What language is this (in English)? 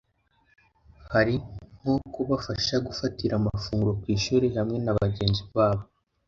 Kinyarwanda